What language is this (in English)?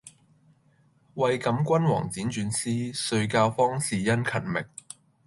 Cantonese